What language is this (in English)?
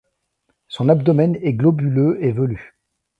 French